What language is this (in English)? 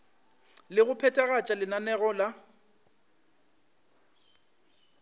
Northern Sotho